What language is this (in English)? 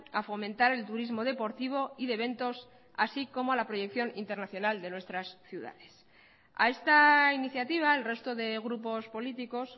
Spanish